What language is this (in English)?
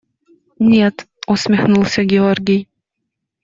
Russian